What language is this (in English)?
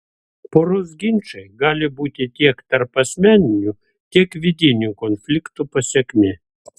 Lithuanian